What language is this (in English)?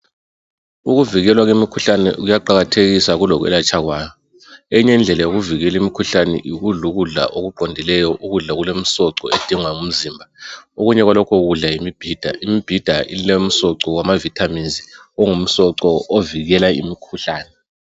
North Ndebele